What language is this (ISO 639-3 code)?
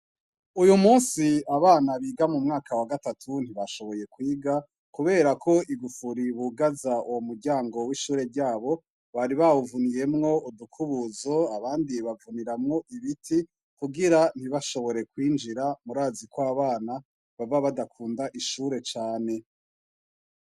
run